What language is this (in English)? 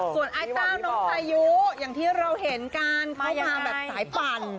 Thai